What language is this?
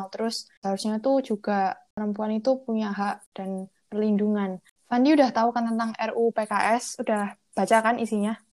Indonesian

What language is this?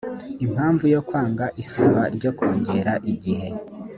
Kinyarwanda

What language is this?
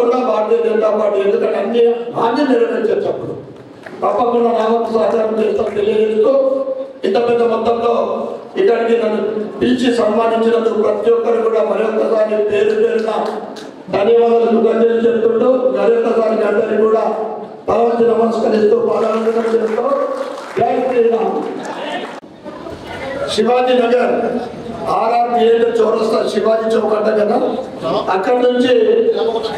Korean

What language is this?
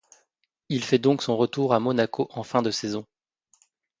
French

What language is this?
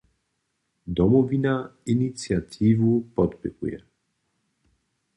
Upper Sorbian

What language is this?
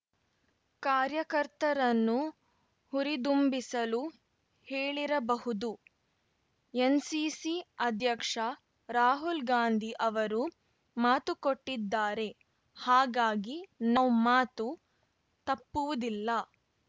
Kannada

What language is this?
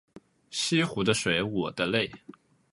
Chinese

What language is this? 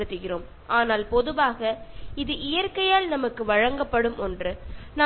Malayalam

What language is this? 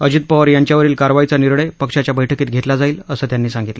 Marathi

